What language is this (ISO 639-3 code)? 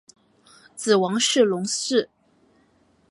zho